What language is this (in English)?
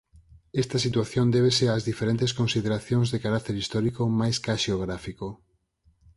Galician